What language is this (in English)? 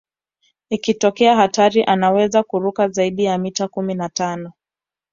Swahili